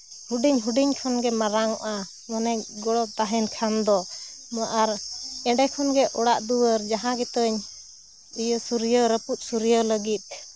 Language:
Santali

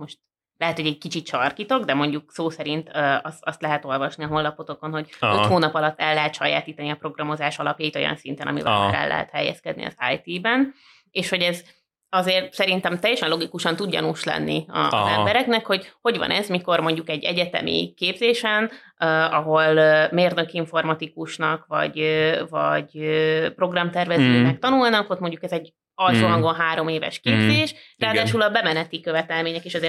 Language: Hungarian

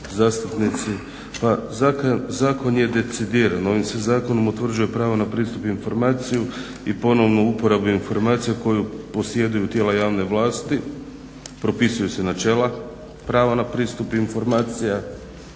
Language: Croatian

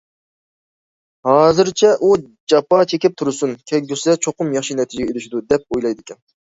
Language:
Uyghur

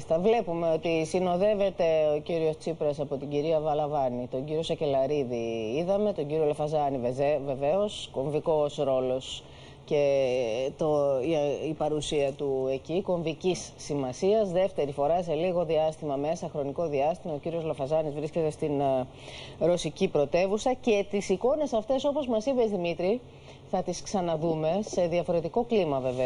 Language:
Greek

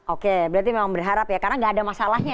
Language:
Indonesian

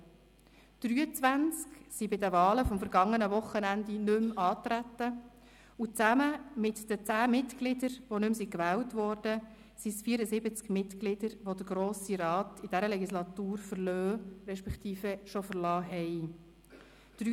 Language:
Swiss German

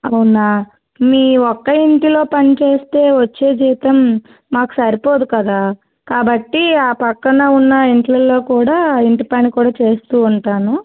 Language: Telugu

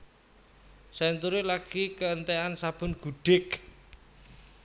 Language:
Javanese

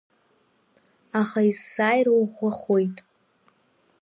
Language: Abkhazian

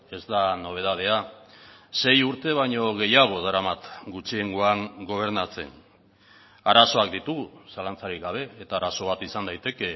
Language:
Basque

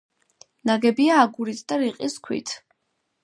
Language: Georgian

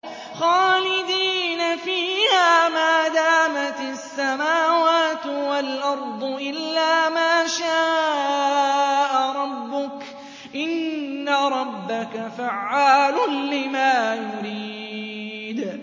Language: Arabic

